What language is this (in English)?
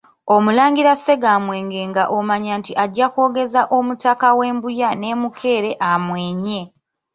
Ganda